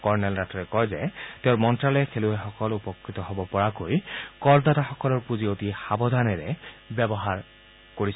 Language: Assamese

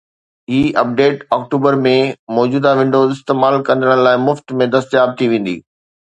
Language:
Sindhi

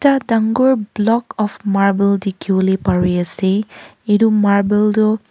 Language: Naga Pidgin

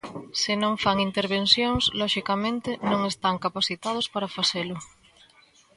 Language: Galician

